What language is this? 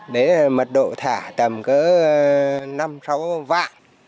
Vietnamese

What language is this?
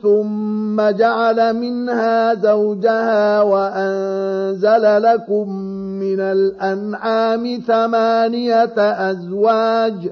Arabic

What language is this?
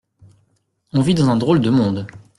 French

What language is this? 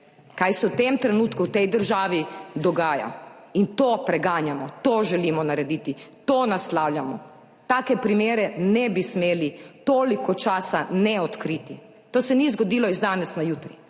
Slovenian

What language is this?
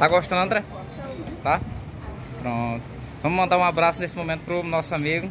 Portuguese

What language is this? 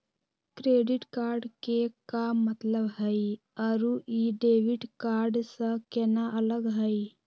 Magahi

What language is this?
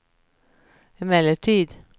Swedish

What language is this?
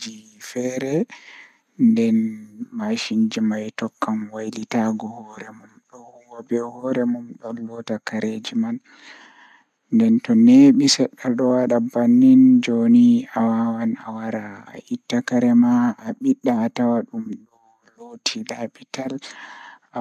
Fula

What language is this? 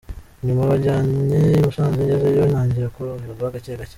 Kinyarwanda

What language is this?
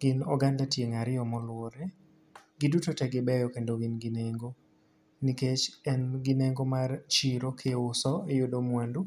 Luo (Kenya and Tanzania)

